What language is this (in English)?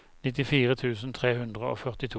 Norwegian